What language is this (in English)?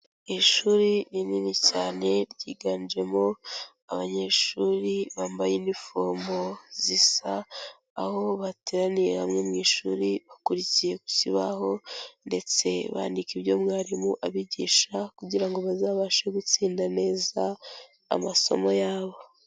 Kinyarwanda